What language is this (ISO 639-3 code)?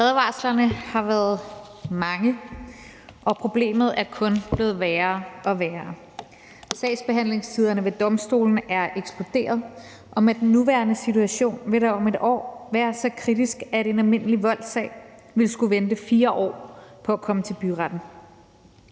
dan